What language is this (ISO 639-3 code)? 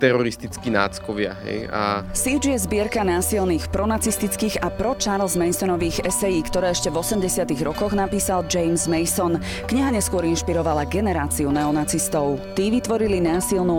slk